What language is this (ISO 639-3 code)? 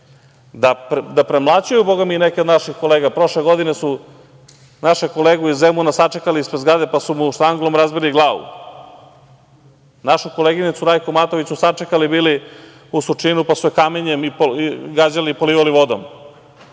srp